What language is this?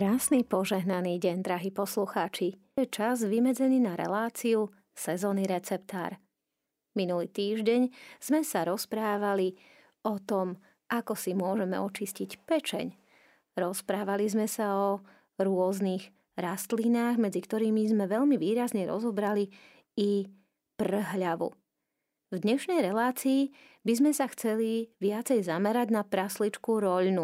Slovak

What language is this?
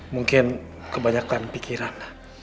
Indonesian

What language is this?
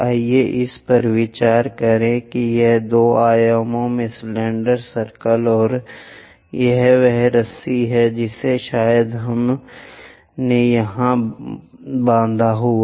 Hindi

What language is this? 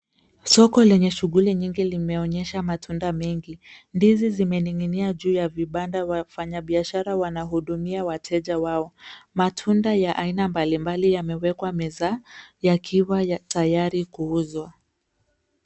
Swahili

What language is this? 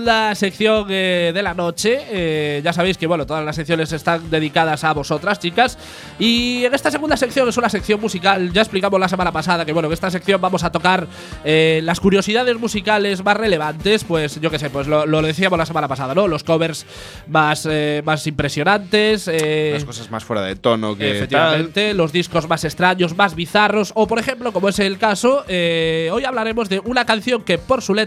Spanish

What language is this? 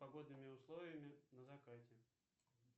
Russian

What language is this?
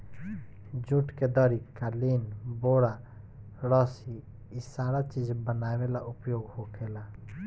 Bhojpuri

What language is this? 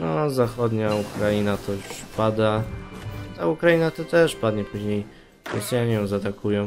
Polish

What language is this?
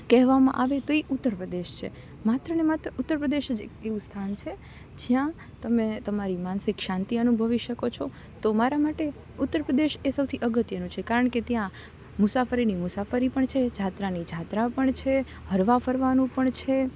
Gujarati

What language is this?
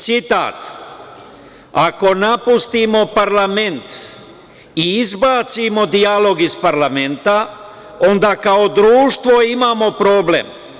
Serbian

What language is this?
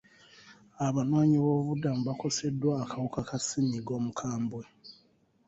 Ganda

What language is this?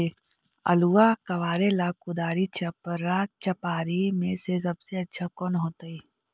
Magahi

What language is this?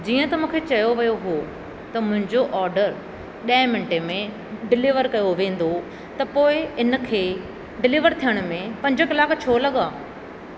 Sindhi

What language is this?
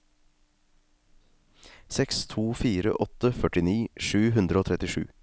Norwegian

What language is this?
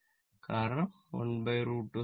Malayalam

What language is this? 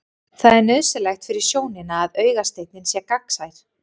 Icelandic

